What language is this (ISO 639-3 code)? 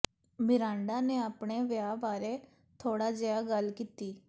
pan